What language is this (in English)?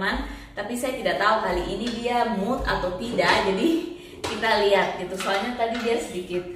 Indonesian